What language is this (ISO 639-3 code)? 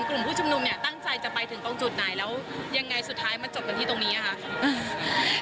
tha